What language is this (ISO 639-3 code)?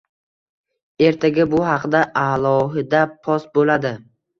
uzb